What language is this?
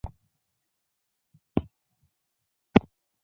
Chinese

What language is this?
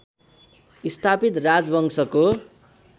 Nepali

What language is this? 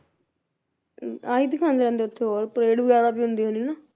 Punjabi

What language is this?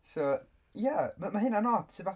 Welsh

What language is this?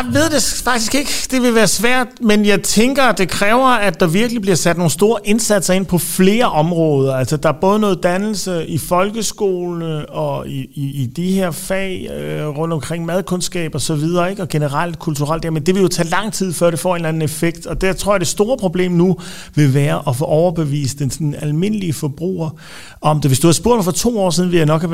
Danish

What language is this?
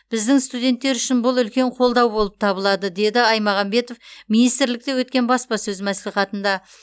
Kazakh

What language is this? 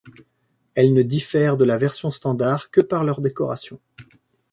French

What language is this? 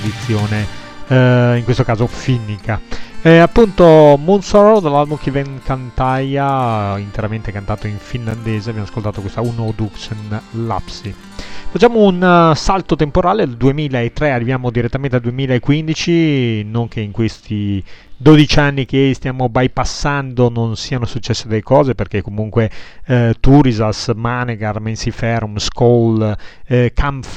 Italian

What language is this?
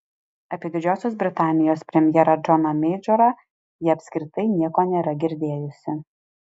Lithuanian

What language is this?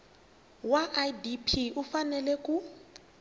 Tsonga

